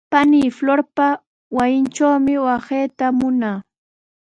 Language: Sihuas Ancash Quechua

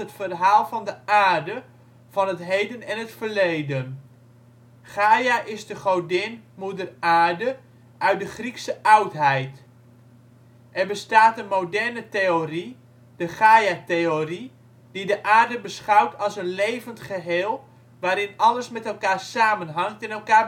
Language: Dutch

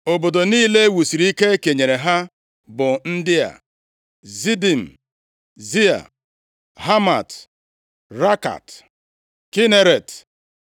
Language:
Igbo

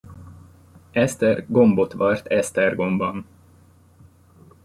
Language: Hungarian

